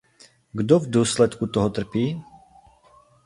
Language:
Czech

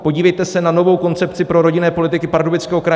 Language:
Czech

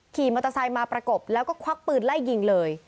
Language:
Thai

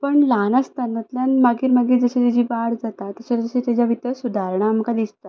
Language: Konkani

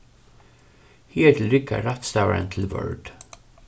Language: Faroese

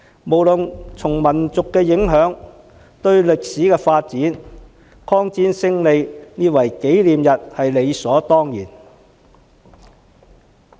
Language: Cantonese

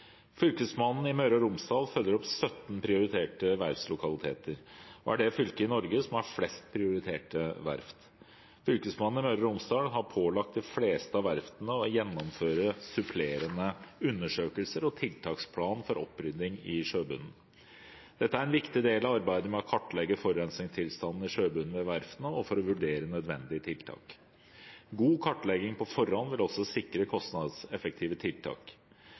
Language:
Norwegian Bokmål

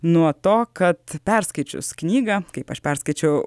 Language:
Lithuanian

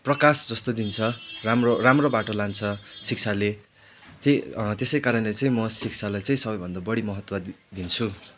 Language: Nepali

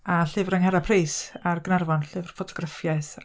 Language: Welsh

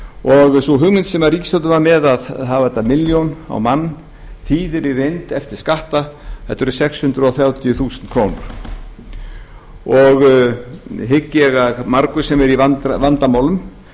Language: Icelandic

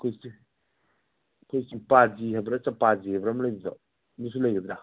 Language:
Manipuri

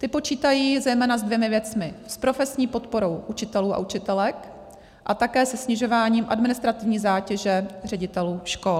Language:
Czech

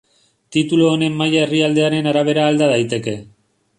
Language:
Basque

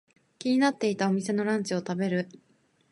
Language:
Japanese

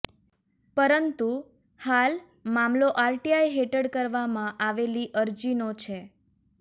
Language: Gujarati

